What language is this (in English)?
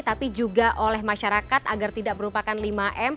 Indonesian